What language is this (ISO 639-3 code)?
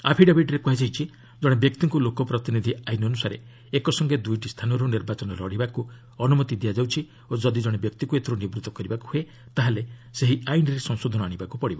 ori